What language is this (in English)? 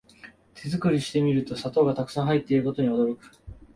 Japanese